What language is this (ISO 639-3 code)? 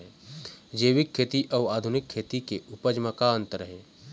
hne